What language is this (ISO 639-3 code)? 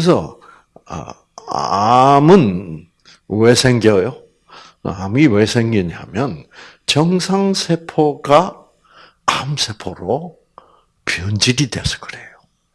kor